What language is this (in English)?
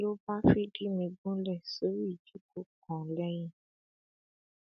Yoruba